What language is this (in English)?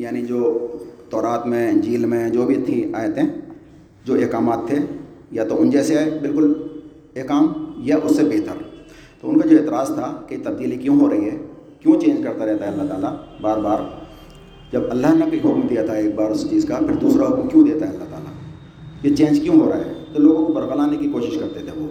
Urdu